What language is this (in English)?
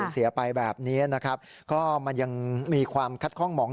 Thai